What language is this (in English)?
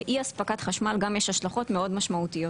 Hebrew